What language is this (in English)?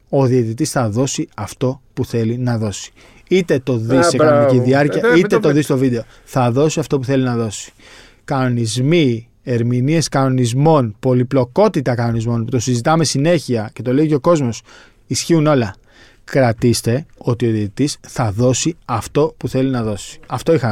Greek